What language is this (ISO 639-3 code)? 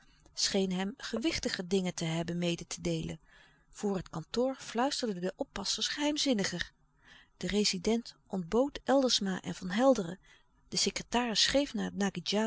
nld